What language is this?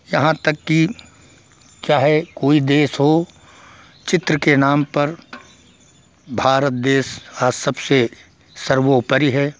Hindi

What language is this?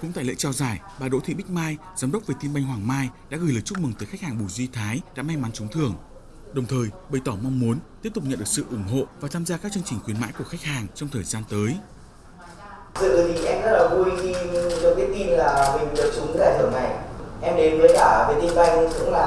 Vietnamese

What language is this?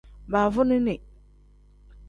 Tem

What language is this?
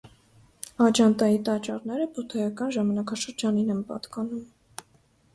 Armenian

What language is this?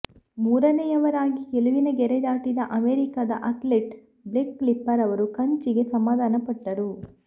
Kannada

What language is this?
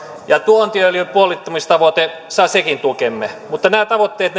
Finnish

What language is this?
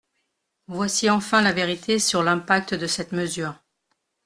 French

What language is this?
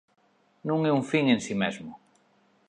Galician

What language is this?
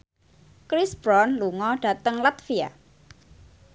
Javanese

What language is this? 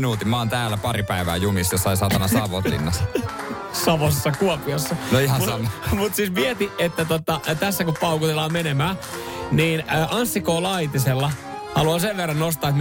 Finnish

